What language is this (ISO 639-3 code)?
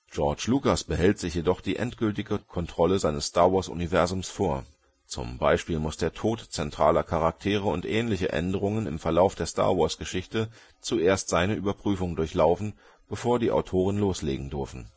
deu